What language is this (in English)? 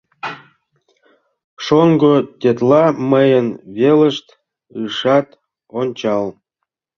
Mari